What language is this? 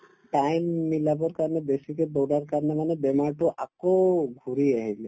Assamese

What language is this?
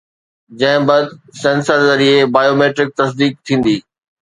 Sindhi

